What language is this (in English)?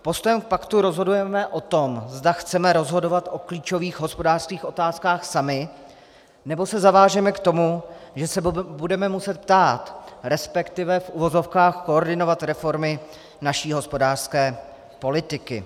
Czech